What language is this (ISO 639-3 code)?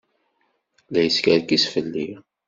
kab